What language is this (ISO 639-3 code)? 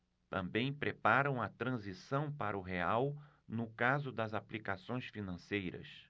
por